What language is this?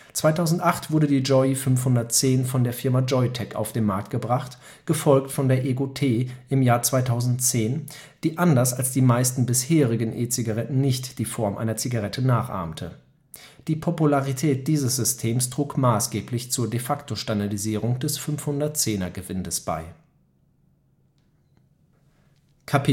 German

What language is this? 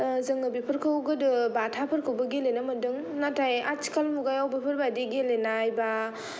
Bodo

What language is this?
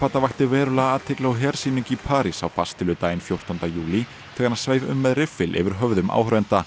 Icelandic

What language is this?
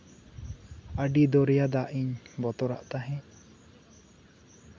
Santali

